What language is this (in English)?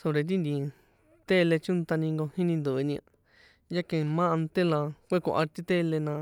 San Juan Atzingo Popoloca